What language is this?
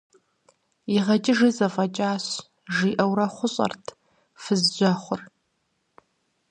Kabardian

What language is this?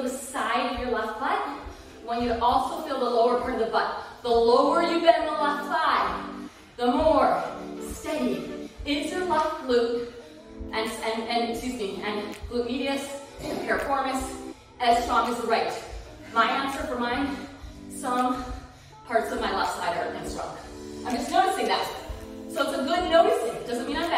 English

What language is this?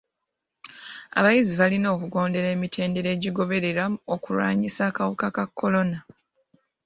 Ganda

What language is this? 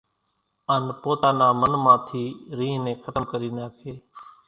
Kachi Koli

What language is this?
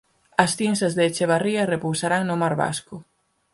Galician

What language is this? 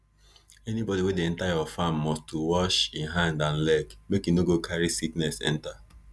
Nigerian Pidgin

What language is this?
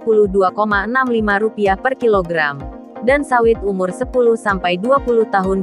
Indonesian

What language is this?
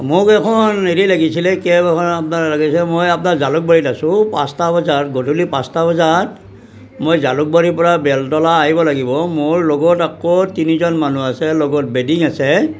Assamese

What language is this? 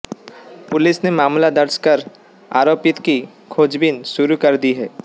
Hindi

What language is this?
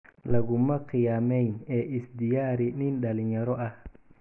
Somali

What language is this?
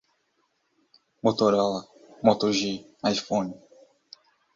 Portuguese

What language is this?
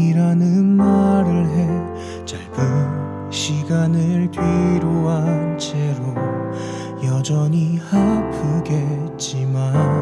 Korean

